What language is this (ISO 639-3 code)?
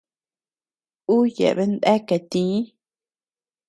cux